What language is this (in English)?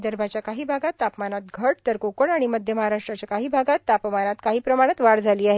Marathi